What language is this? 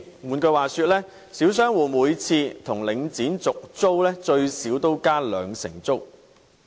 Cantonese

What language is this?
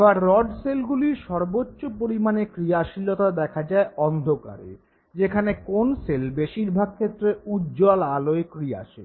Bangla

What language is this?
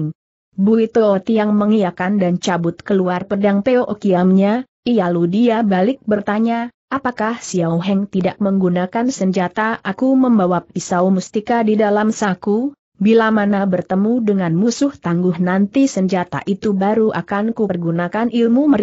Indonesian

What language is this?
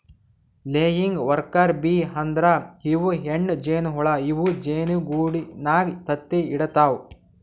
Kannada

